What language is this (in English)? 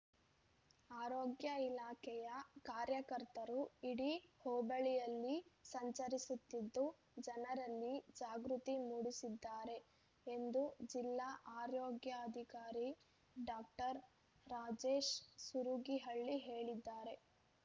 Kannada